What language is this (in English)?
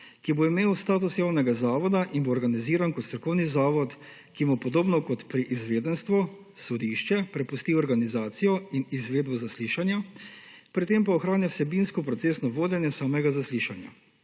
Slovenian